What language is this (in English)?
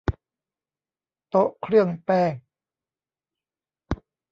Thai